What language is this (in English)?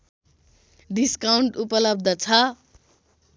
Nepali